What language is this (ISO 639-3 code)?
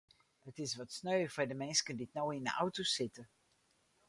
fry